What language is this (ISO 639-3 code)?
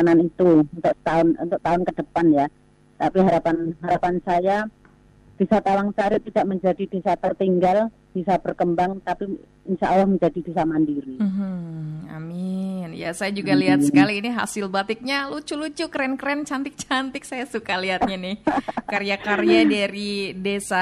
ind